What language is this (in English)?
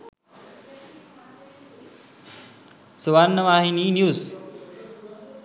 Sinhala